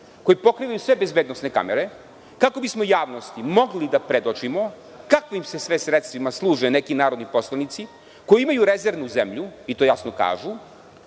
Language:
Serbian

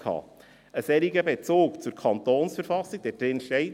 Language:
Swiss German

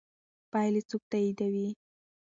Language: Pashto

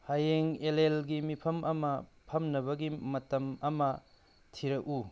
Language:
Manipuri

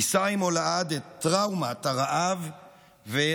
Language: Hebrew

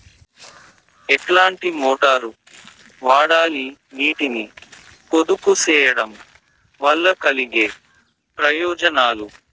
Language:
Telugu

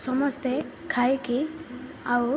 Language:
Odia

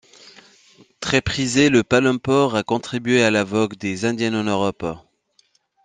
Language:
French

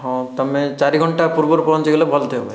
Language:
Odia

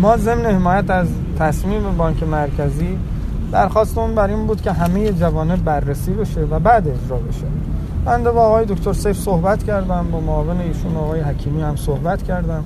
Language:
Persian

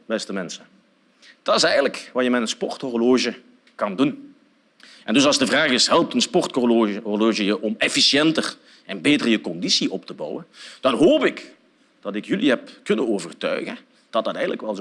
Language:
Dutch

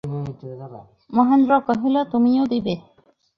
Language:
Bangla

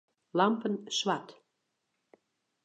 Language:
Western Frisian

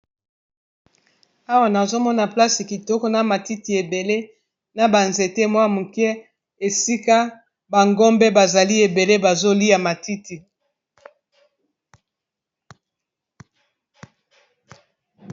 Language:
Lingala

